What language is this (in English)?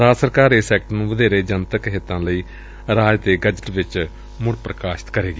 Punjabi